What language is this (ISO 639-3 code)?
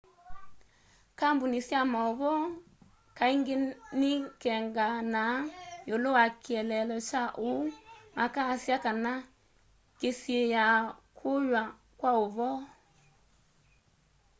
kam